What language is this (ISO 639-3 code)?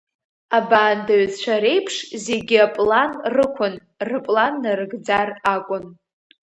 abk